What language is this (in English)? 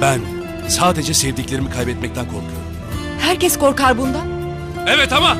Turkish